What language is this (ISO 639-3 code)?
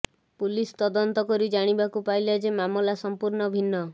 ori